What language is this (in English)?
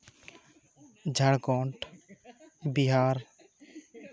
Santali